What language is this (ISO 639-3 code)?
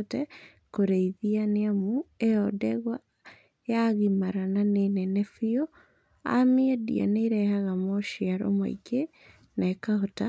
kik